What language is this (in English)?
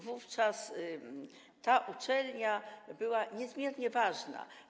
Polish